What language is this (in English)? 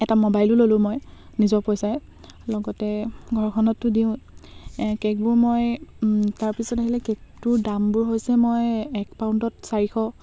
Assamese